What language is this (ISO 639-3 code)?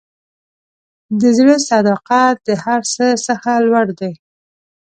pus